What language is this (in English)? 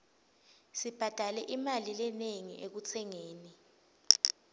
Swati